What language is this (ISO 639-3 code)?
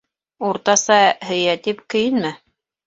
bak